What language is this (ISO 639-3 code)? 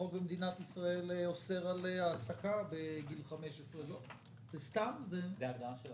heb